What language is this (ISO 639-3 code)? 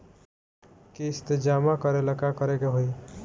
bho